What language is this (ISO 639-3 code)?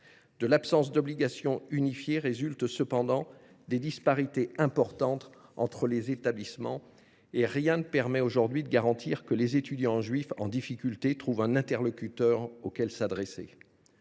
fra